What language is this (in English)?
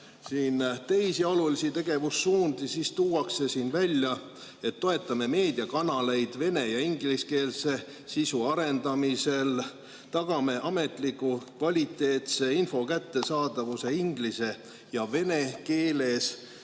Estonian